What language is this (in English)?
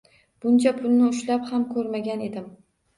Uzbek